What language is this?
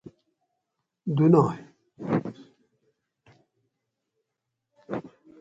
Gawri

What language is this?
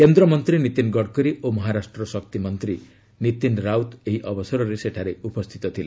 Odia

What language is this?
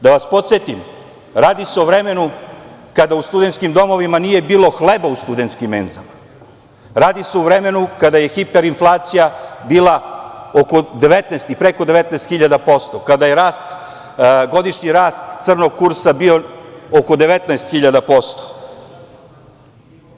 Serbian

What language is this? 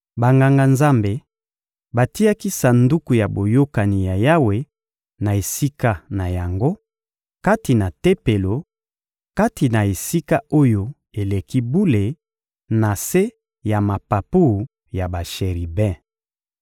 Lingala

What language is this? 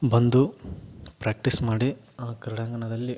Kannada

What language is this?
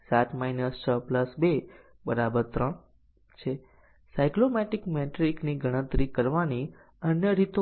Gujarati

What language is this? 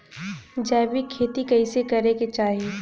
Bhojpuri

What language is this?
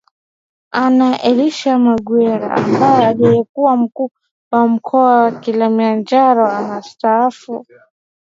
Swahili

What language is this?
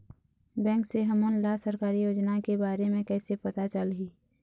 Chhattisgarhi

